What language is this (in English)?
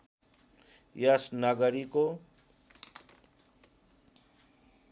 Nepali